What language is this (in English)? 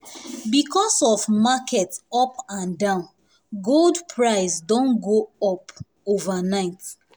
Nigerian Pidgin